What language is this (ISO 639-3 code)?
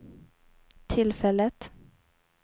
swe